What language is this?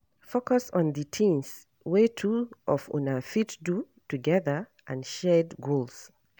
Nigerian Pidgin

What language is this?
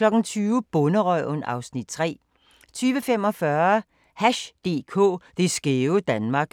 Danish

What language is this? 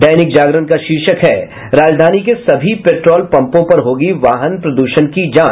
Hindi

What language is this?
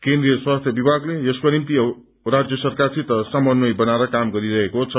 Nepali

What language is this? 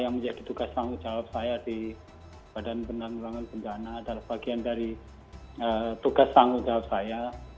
Indonesian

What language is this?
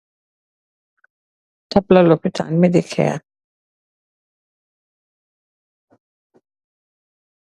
Wolof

